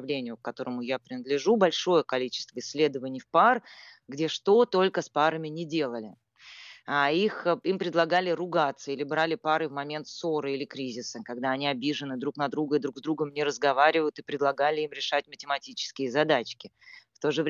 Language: Russian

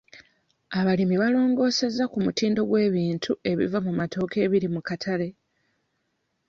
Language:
Ganda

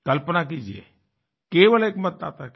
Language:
Hindi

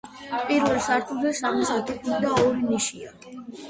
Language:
Georgian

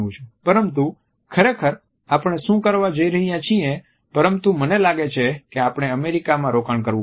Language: Gujarati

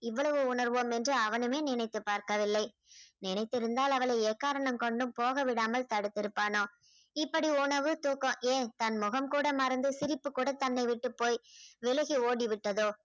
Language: Tamil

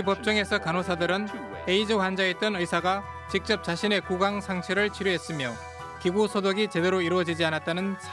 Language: Korean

